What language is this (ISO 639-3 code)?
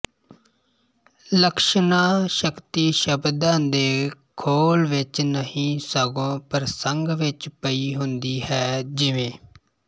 pan